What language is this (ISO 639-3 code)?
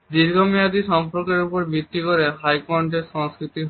ben